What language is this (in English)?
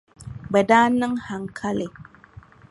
Dagbani